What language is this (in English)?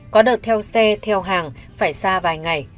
Vietnamese